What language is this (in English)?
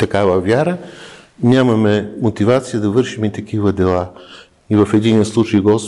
Bulgarian